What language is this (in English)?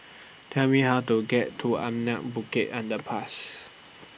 English